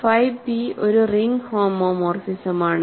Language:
Malayalam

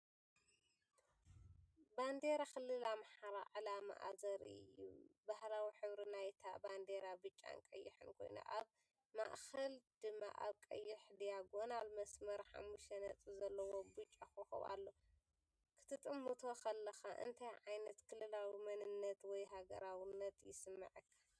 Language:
Tigrinya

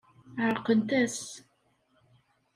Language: Kabyle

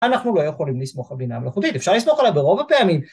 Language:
Hebrew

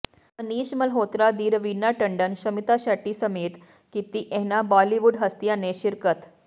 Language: Punjabi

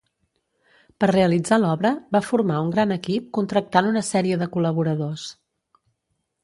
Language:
Catalan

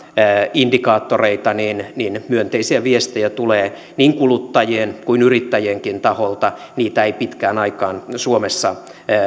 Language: Finnish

